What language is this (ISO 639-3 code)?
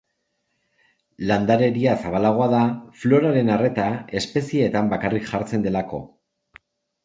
eus